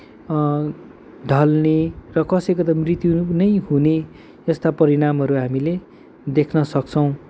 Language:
Nepali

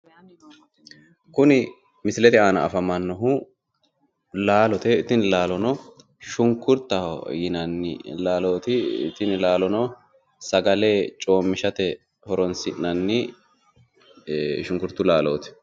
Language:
Sidamo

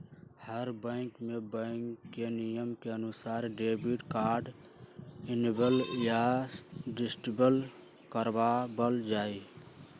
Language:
Magahi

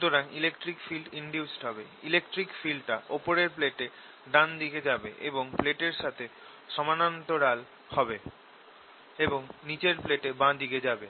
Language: Bangla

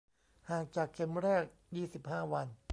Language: Thai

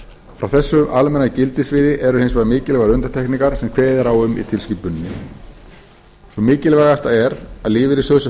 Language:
Icelandic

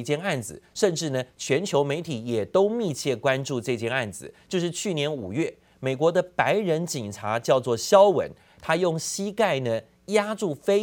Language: Chinese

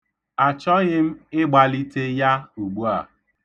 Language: Igbo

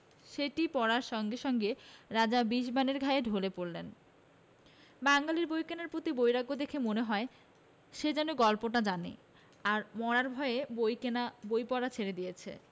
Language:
Bangla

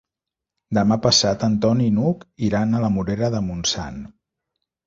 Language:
Catalan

